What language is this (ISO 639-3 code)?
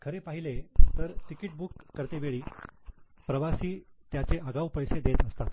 mar